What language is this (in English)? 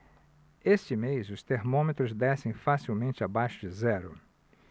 Portuguese